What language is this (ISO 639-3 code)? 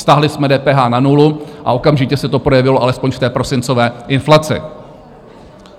ces